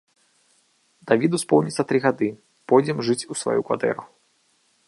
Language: Belarusian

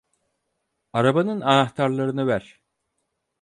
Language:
Turkish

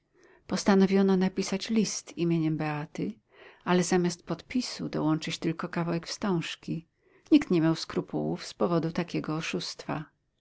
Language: Polish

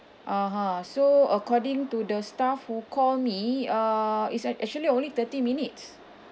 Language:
English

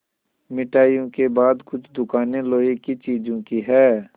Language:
Hindi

